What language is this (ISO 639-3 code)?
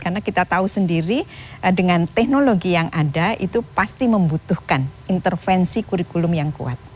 ind